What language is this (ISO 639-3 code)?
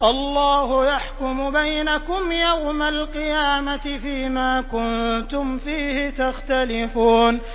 ara